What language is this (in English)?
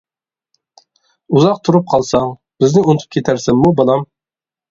Uyghur